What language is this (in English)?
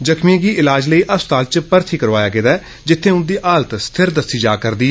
Dogri